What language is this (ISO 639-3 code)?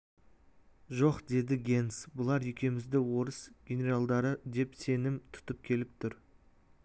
kaz